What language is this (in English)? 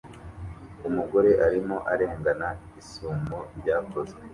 Kinyarwanda